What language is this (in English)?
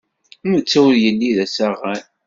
Kabyle